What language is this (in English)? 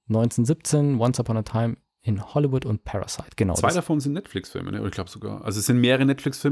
German